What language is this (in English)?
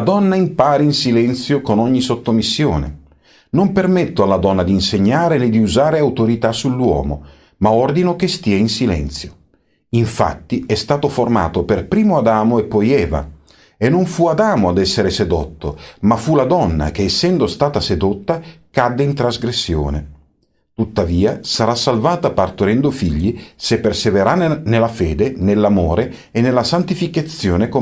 Italian